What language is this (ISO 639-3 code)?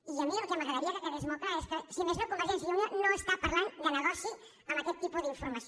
cat